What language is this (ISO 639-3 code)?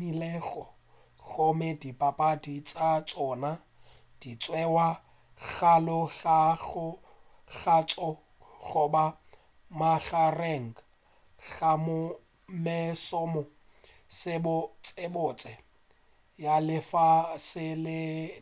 nso